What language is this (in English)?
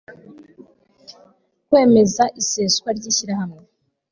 Kinyarwanda